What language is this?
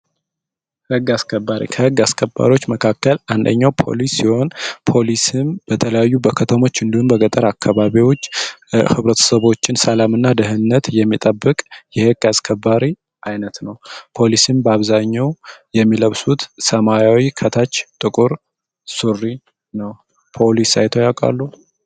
Amharic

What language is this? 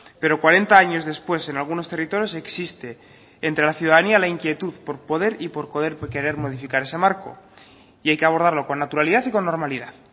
Spanish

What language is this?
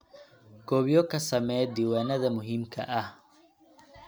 Somali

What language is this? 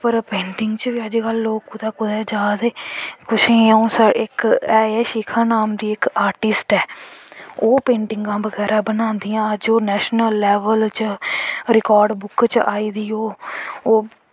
Dogri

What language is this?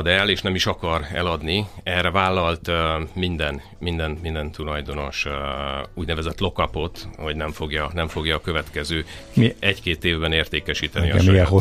Hungarian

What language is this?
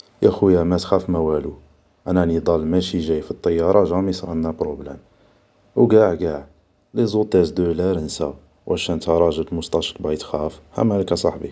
Algerian Arabic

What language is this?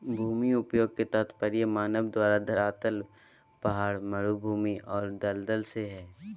Magahi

